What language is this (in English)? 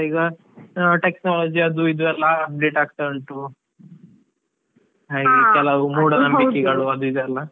Kannada